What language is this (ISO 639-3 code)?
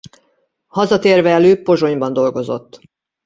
hun